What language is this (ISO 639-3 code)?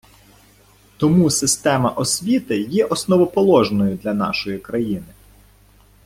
ukr